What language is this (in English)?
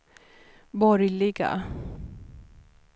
Swedish